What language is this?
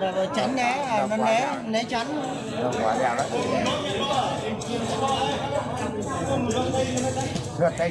Vietnamese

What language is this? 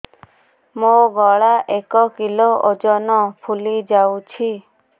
Odia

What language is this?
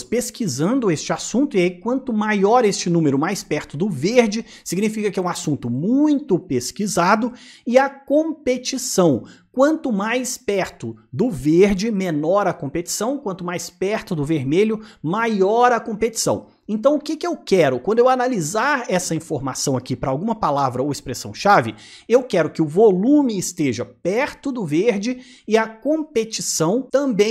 Portuguese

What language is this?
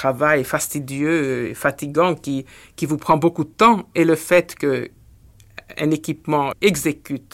French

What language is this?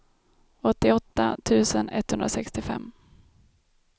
Swedish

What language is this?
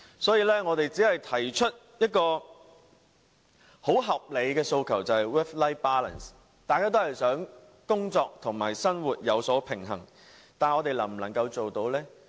Cantonese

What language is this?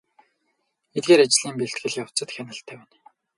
Mongolian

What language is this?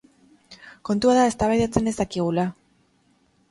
Basque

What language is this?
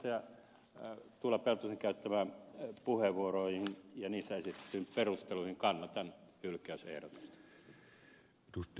Finnish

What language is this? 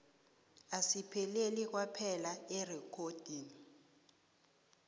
South Ndebele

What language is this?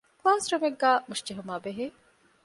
Divehi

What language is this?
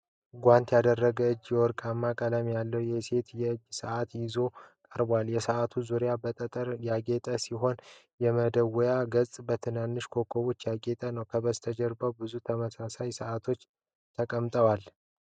Amharic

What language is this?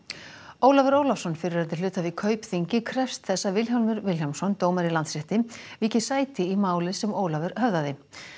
Icelandic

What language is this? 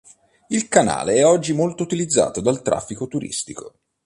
Italian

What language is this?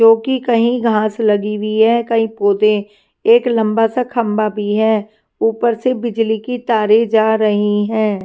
Hindi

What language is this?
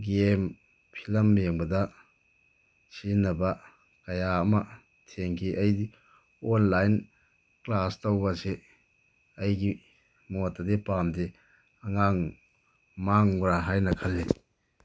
Manipuri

